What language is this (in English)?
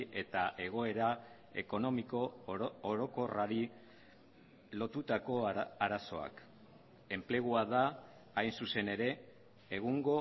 Basque